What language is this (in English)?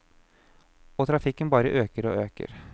Norwegian